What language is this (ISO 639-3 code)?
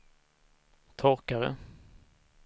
swe